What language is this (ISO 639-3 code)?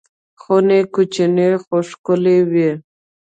pus